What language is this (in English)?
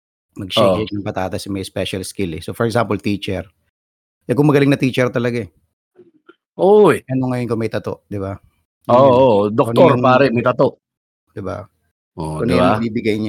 Filipino